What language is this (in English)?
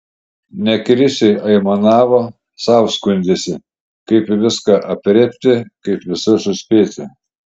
Lithuanian